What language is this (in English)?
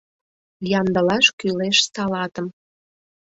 Mari